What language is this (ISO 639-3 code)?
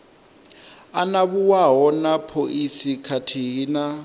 ven